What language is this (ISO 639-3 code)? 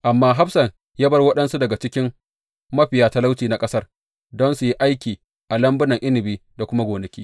hau